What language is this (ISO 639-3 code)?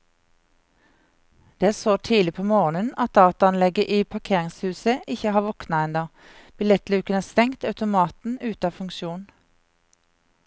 nor